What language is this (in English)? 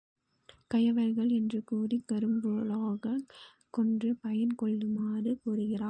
Tamil